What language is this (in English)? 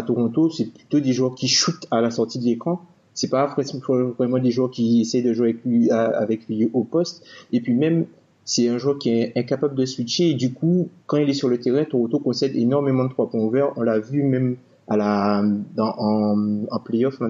French